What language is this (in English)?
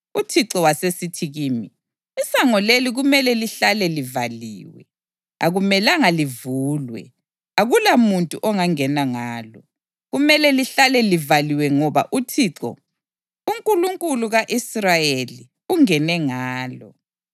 North Ndebele